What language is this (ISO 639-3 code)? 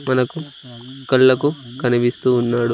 tel